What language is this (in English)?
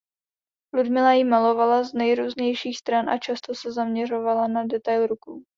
Czech